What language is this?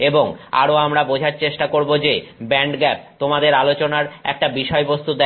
Bangla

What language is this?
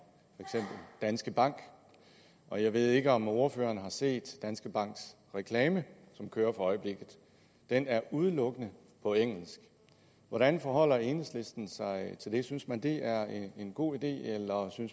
Danish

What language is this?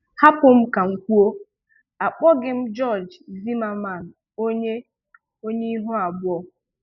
Igbo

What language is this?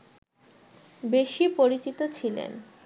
Bangla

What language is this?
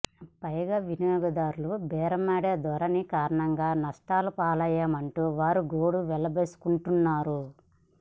Telugu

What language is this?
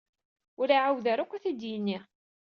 Kabyle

